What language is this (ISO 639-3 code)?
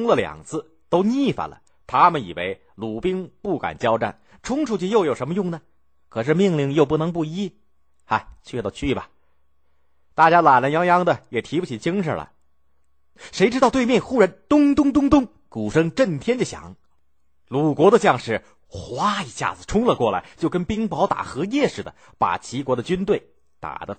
zho